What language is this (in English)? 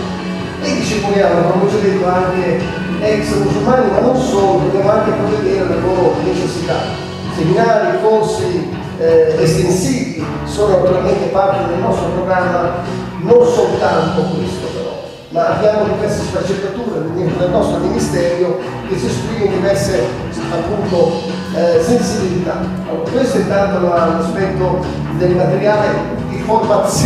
Italian